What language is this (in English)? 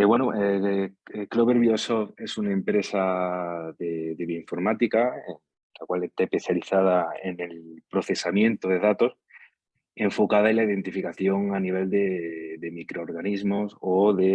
Spanish